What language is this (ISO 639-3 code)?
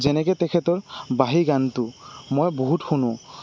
asm